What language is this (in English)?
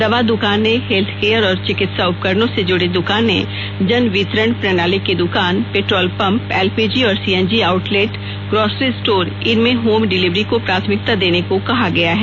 Hindi